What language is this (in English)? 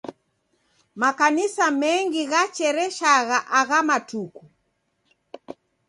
Taita